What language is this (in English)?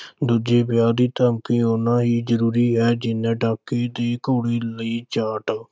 Punjabi